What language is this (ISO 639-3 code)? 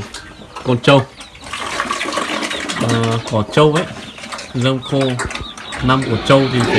vie